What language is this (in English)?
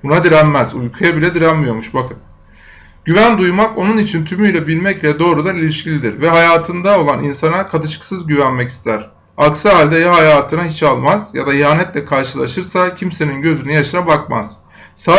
Turkish